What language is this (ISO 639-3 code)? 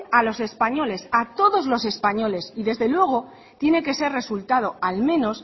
spa